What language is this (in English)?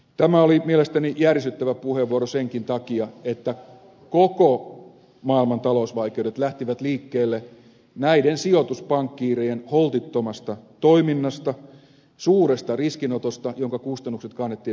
Finnish